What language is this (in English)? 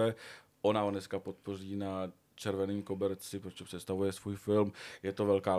Czech